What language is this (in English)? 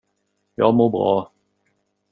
Swedish